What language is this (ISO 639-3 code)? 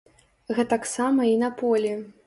bel